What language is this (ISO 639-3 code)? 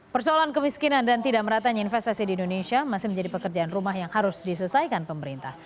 ind